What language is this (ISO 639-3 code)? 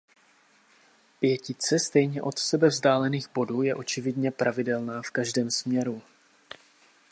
ces